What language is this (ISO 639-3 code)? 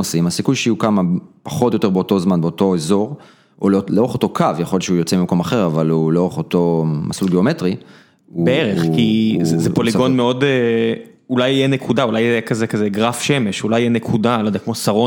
heb